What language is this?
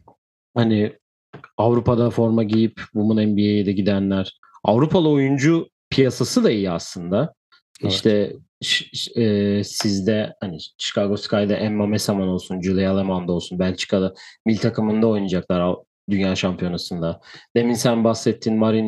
Turkish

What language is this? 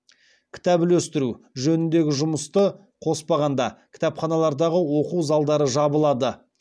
Kazakh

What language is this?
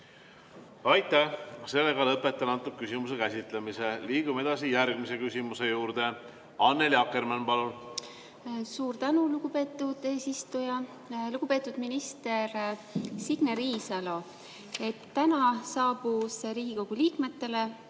Estonian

